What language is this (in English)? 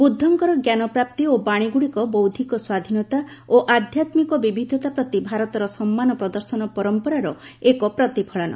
Odia